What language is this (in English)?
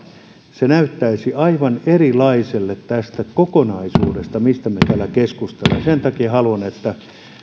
Finnish